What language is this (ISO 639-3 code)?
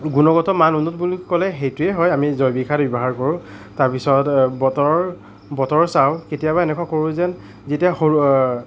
asm